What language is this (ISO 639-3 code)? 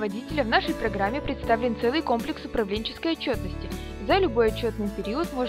rus